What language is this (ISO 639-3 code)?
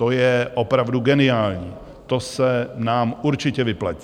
ces